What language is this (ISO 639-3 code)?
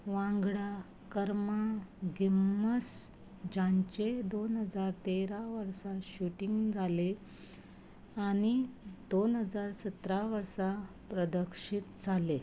kok